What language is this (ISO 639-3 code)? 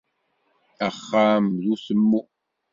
kab